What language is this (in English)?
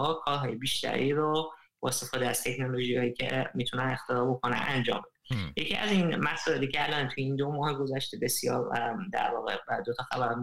Persian